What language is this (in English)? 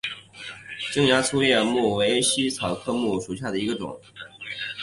Chinese